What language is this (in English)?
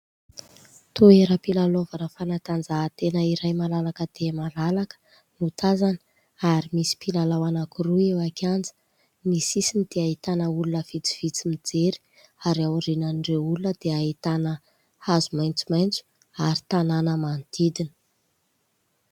Malagasy